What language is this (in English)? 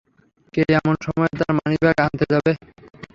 Bangla